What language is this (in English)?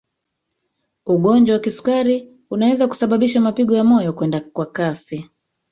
Swahili